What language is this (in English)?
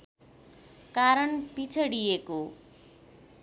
Nepali